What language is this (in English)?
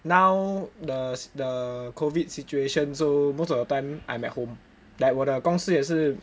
English